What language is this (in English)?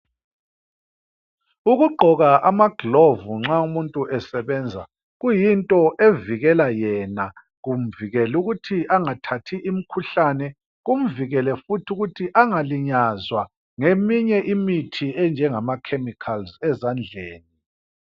North Ndebele